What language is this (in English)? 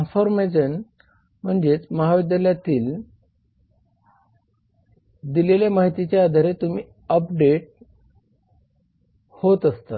Marathi